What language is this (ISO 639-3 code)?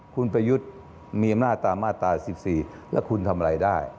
tha